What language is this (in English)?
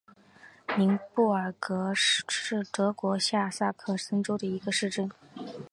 Chinese